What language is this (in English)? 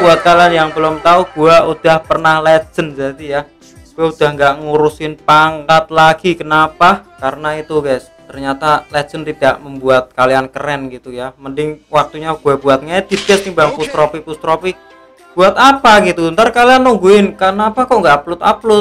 Indonesian